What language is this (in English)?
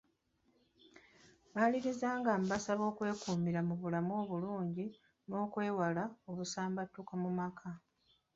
Ganda